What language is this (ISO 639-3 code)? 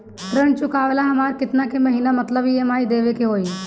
bho